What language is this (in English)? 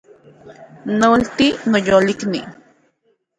Central Puebla Nahuatl